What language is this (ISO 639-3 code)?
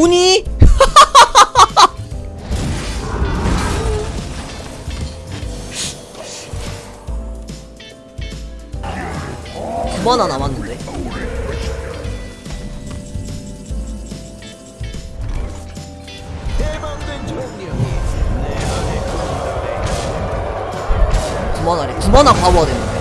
kor